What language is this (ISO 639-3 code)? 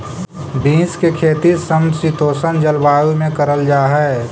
mag